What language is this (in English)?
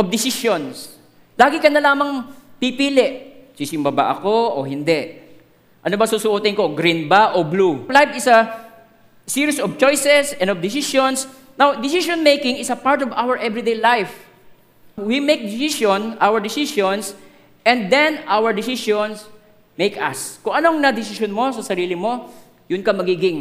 Filipino